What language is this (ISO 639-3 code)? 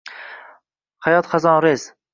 uzb